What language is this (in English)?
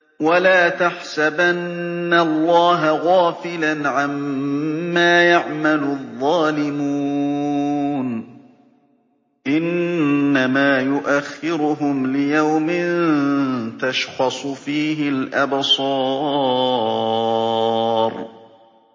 Arabic